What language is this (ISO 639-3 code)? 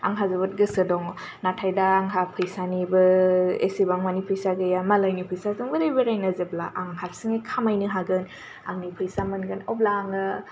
brx